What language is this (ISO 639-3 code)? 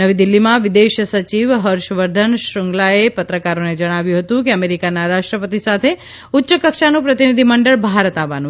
guj